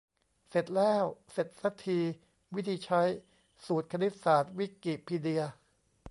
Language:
Thai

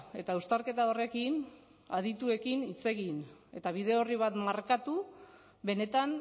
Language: Basque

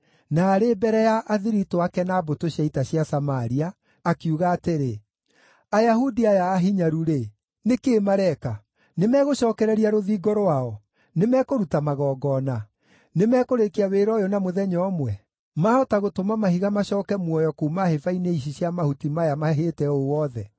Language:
Kikuyu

